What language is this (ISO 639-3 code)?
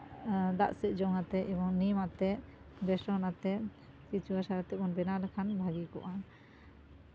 sat